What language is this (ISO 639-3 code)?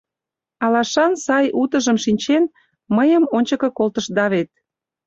chm